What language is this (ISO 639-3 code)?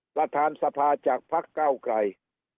tha